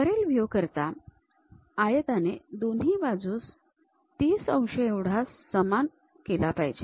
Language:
Marathi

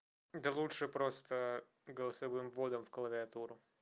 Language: Russian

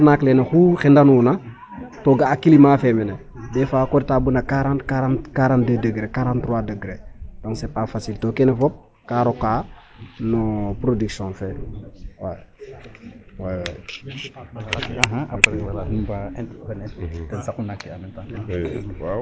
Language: Serer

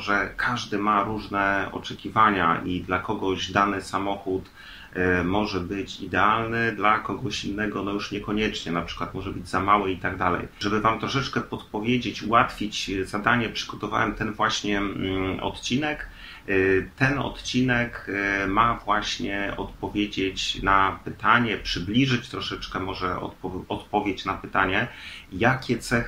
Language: Polish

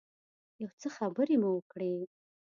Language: Pashto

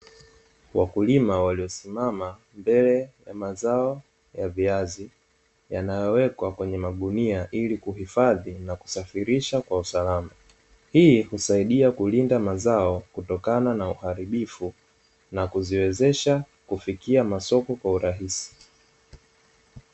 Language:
Swahili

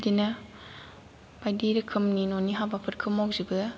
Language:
Bodo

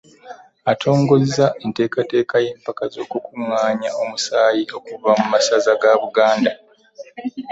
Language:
Ganda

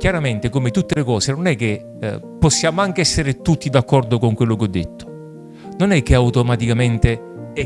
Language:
Italian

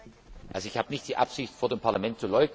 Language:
German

